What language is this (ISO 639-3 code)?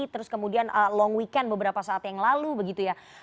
ind